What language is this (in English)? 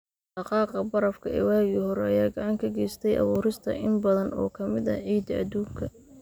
Somali